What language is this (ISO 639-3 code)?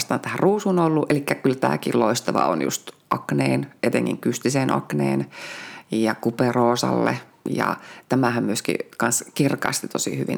fin